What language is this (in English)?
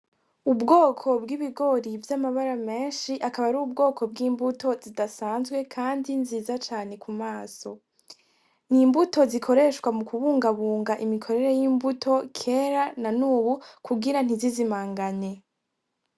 Rundi